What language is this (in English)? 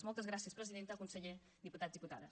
Catalan